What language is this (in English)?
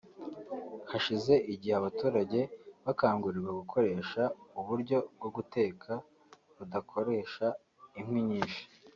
Kinyarwanda